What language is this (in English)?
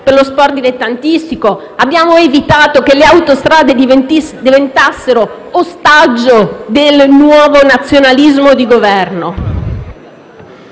Italian